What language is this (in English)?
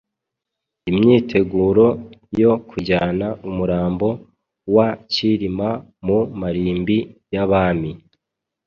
Kinyarwanda